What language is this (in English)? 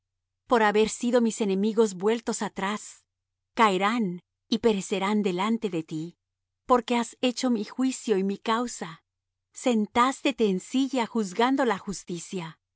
Spanish